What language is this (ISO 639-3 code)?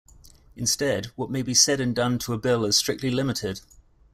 eng